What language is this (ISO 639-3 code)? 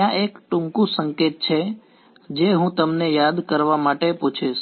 guj